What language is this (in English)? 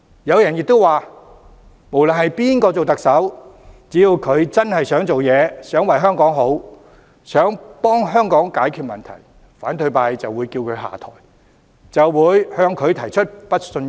Cantonese